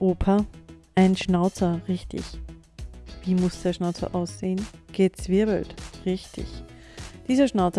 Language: German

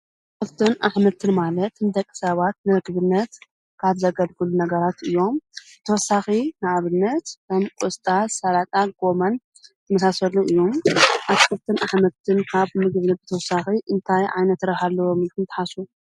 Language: Tigrinya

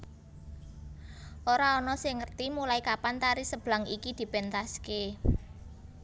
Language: Javanese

